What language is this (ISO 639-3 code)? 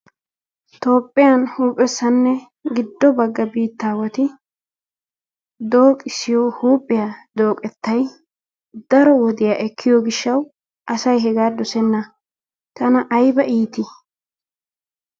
wal